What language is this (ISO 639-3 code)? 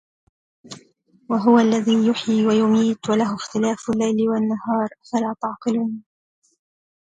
ara